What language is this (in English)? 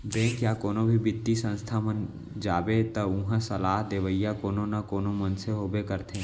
Chhattisgarhi